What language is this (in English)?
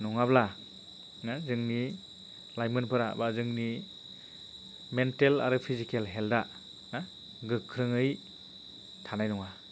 Bodo